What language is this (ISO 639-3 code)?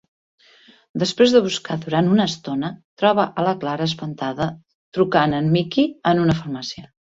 cat